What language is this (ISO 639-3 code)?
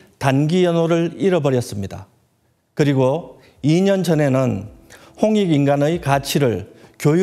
kor